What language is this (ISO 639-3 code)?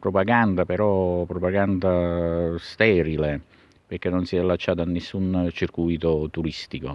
ita